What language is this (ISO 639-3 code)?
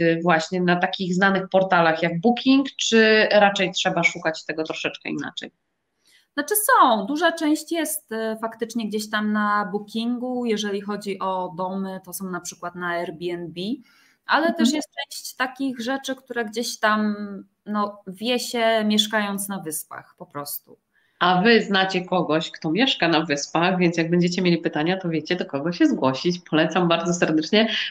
pol